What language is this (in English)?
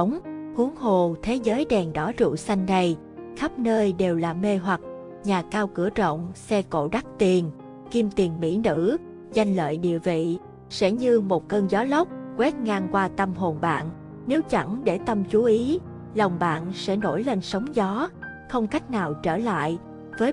Vietnamese